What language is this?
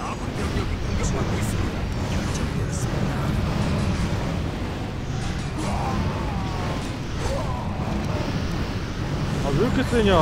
Korean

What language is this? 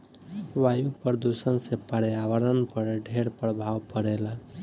Bhojpuri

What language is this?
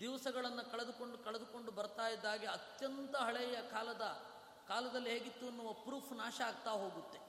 Kannada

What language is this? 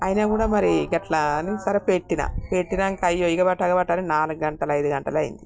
Telugu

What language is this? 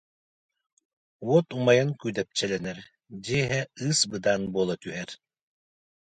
Yakut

